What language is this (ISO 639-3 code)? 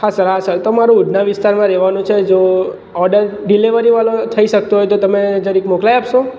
guj